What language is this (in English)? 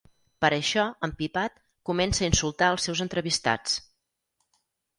Catalan